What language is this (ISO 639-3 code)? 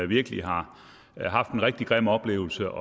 dan